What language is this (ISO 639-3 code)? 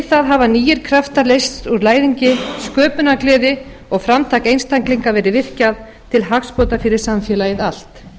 isl